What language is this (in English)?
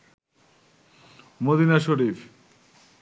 Bangla